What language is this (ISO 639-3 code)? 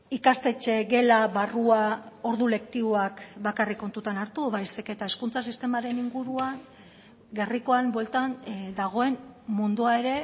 eus